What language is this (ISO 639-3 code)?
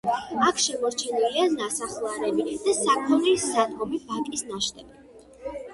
kat